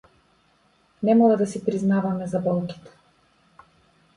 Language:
Macedonian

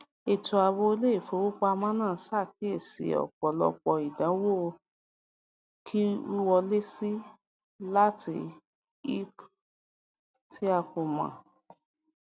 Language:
Yoruba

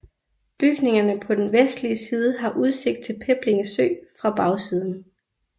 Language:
Danish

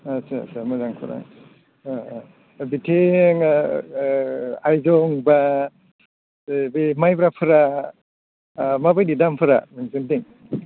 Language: Bodo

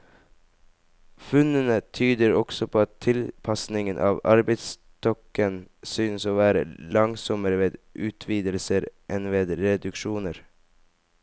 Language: Norwegian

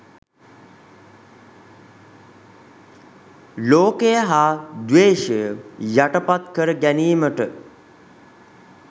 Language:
Sinhala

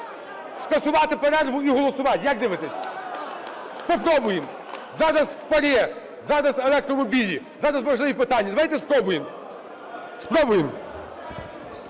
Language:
Ukrainian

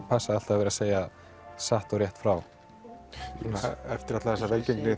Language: Icelandic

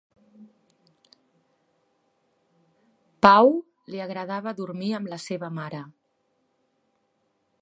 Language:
Catalan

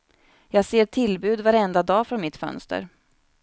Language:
Swedish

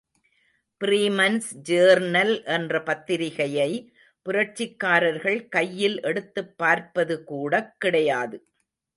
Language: Tamil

